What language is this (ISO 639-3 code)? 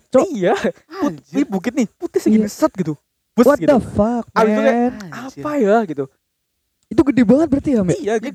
ind